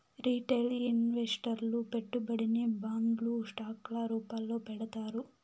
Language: Telugu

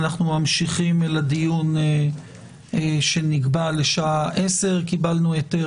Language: Hebrew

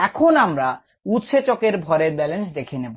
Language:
Bangla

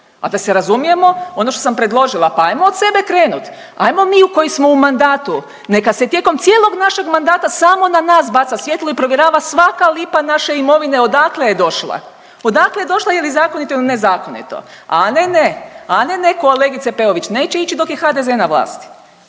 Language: Croatian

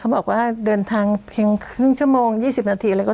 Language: Thai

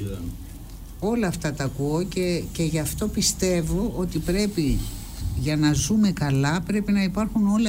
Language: Greek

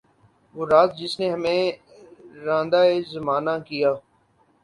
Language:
Urdu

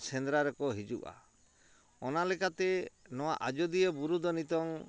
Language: Santali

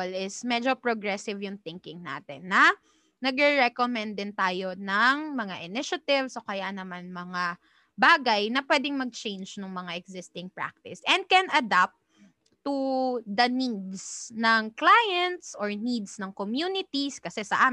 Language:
Filipino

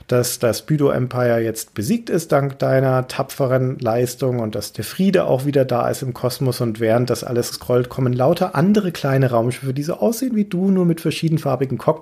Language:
German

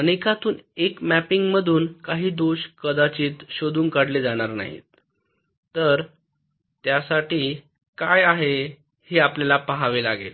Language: Marathi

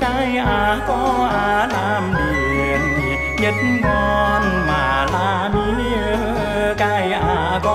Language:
Vietnamese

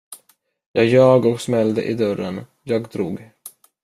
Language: Swedish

